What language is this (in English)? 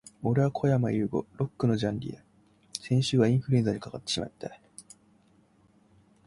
Japanese